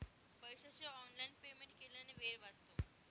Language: Marathi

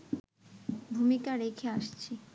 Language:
Bangla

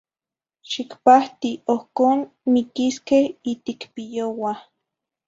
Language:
Zacatlán-Ahuacatlán-Tepetzintla Nahuatl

